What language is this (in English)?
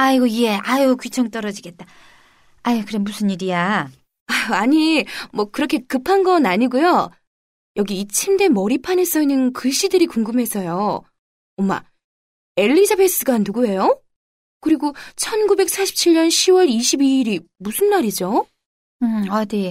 Korean